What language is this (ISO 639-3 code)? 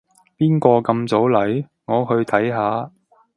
yue